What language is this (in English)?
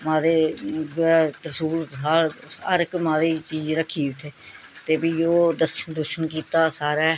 Dogri